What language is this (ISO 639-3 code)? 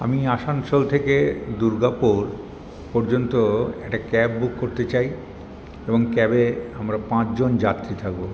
ben